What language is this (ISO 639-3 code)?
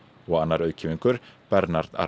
isl